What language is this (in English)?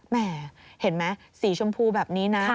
Thai